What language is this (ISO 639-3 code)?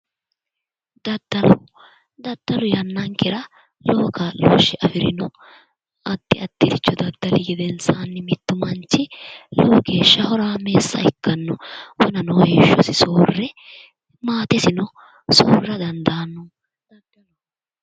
sid